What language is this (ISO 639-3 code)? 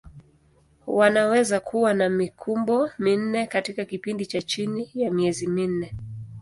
swa